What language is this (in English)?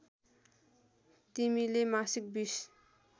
Nepali